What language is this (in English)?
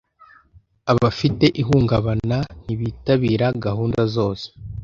Kinyarwanda